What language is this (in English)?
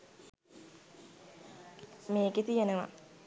Sinhala